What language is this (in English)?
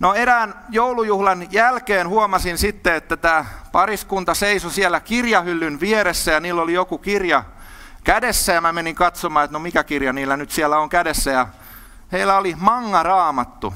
Finnish